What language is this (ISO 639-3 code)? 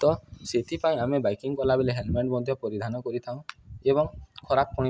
ori